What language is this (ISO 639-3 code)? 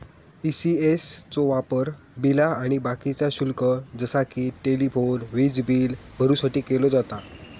mar